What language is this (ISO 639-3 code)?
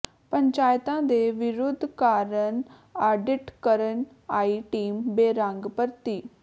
pan